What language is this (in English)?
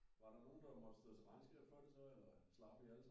Danish